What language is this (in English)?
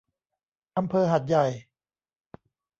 Thai